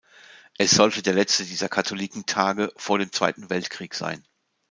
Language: German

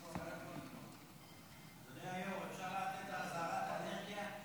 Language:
Hebrew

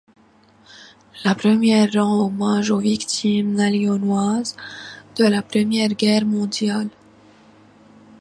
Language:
French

